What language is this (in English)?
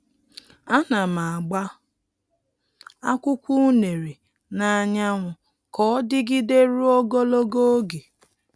Igbo